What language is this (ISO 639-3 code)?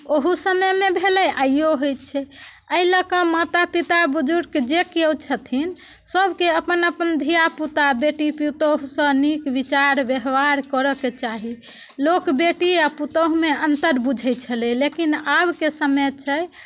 mai